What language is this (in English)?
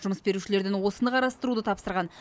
Kazakh